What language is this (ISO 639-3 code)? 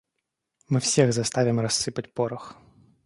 rus